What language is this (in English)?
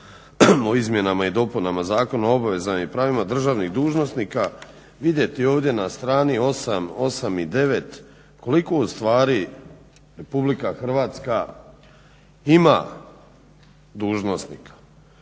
Croatian